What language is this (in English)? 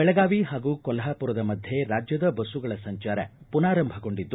Kannada